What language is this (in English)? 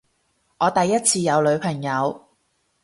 Cantonese